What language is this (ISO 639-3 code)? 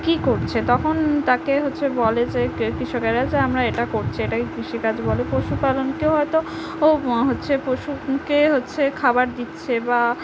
ben